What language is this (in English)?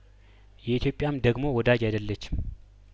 Amharic